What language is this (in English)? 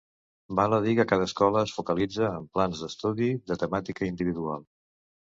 Catalan